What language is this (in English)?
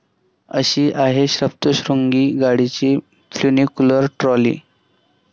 Marathi